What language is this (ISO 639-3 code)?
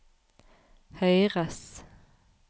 nor